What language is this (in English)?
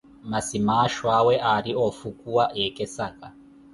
Koti